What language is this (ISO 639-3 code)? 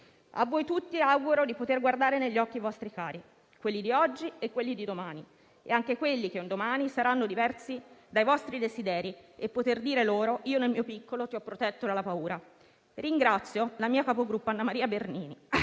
ita